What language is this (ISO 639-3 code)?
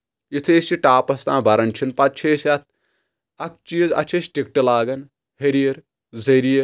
kas